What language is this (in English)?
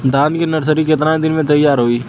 Bhojpuri